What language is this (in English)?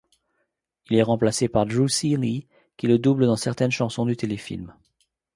French